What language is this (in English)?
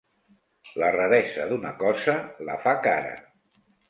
Catalan